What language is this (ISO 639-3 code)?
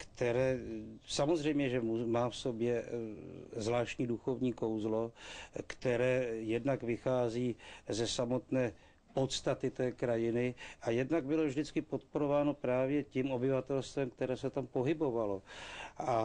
ces